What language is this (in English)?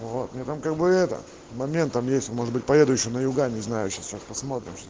Russian